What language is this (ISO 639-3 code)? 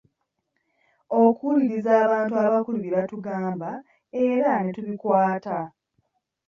lug